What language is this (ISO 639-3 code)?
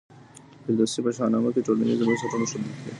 pus